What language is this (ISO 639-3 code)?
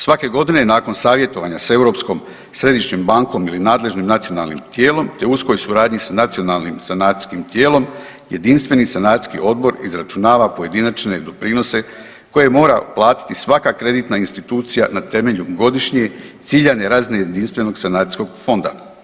hrv